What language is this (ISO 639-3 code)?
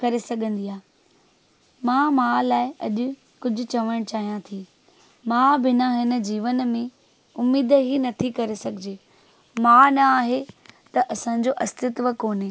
snd